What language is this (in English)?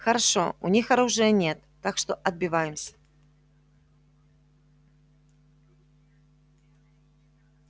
Russian